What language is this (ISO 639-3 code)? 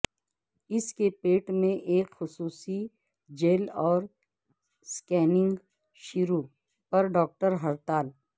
urd